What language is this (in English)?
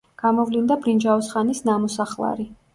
Georgian